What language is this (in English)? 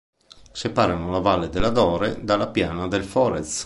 Italian